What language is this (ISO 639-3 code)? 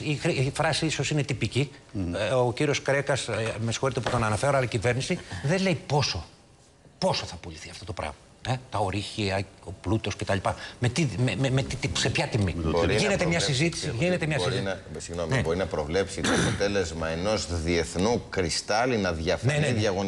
ell